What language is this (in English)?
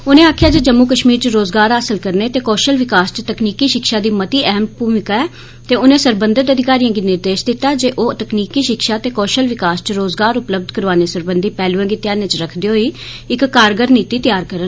Dogri